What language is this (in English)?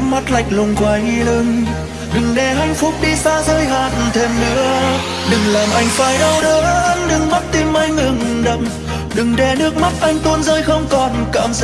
Vietnamese